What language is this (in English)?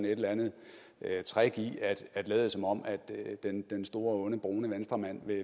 Danish